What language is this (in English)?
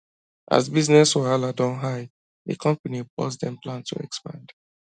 Nigerian Pidgin